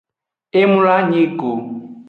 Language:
Aja (Benin)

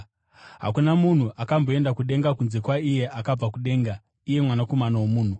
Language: Shona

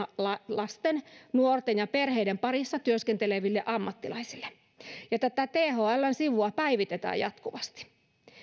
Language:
Finnish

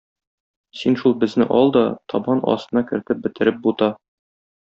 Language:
Tatar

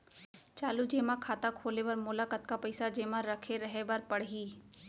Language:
Chhattisgarhi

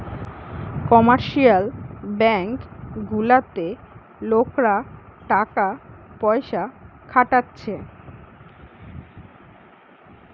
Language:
Bangla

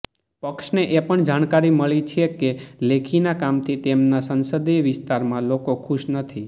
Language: Gujarati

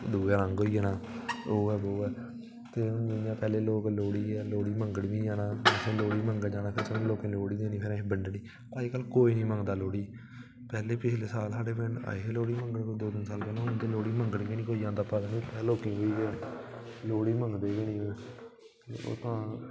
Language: Dogri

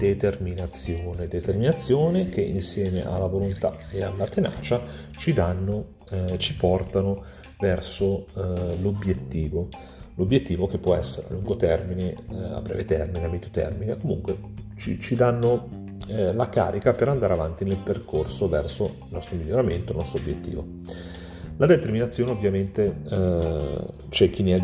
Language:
Italian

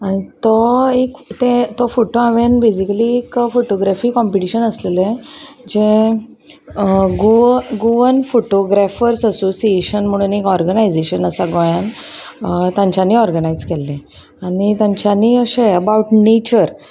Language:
Konkani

